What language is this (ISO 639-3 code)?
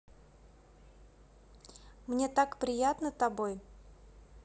rus